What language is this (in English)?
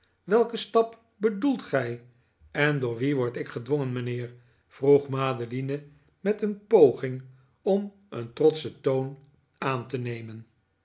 Dutch